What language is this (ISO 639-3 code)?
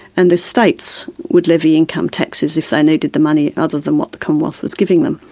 eng